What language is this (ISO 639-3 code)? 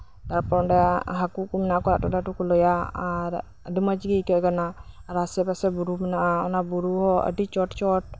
sat